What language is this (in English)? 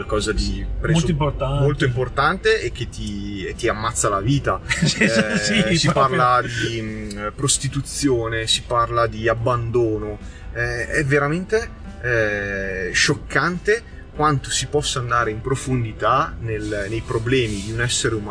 Italian